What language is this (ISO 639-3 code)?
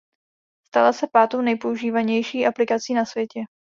ces